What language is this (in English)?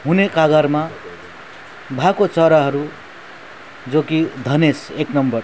Nepali